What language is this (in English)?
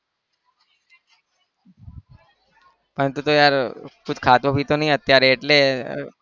Gujarati